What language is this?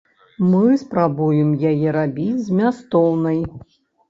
Belarusian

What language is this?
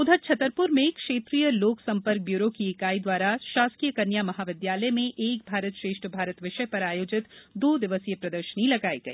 Hindi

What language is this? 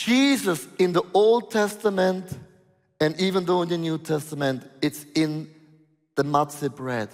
English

